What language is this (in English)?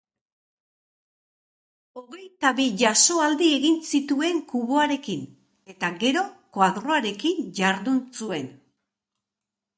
Basque